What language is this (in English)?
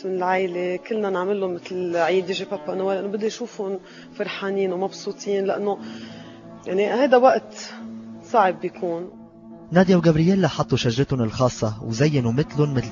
Arabic